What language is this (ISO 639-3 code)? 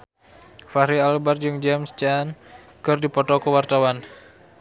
sun